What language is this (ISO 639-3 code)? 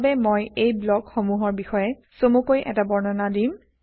asm